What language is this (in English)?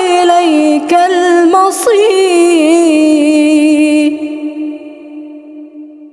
Arabic